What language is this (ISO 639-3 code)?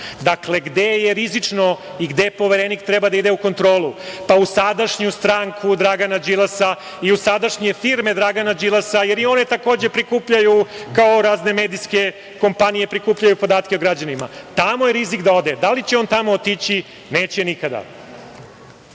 srp